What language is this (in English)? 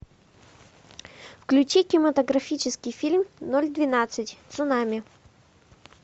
Russian